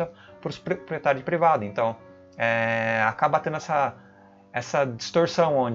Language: Portuguese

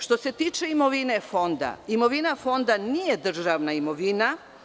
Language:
Serbian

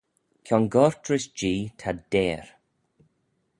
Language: Manx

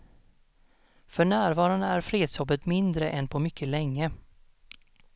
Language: Swedish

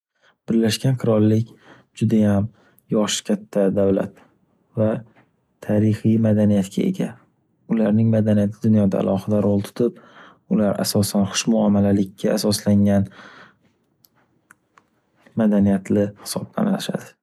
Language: Uzbek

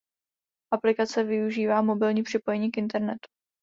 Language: Czech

